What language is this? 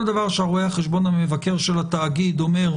Hebrew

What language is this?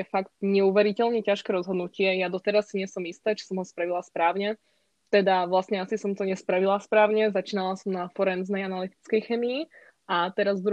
Slovak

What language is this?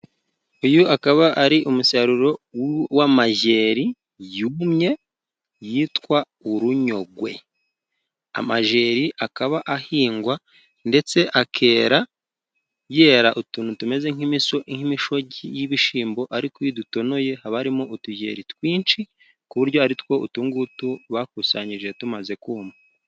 Kinyarwanda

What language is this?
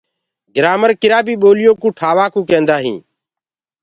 Gurgula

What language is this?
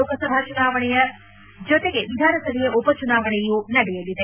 Kannada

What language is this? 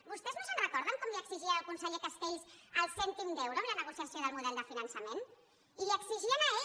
Catalan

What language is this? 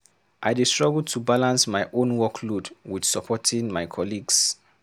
Nigerian Pidgin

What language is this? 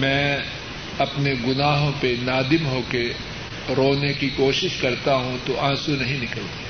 Urdu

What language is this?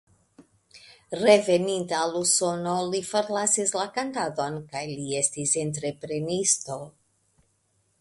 Esperanto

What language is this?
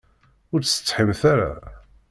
Kabyle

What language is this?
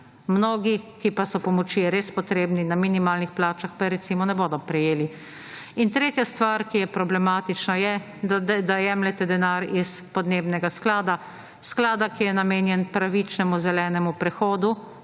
Slovenian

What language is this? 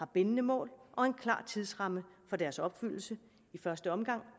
Danish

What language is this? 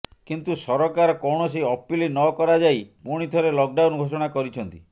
Odia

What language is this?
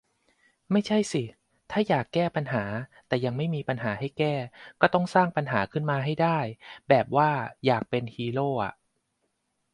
Thai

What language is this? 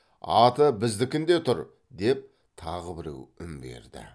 Kazakh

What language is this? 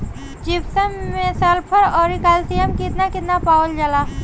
Bhojpuri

